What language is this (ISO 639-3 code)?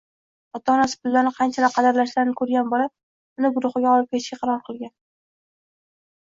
uzb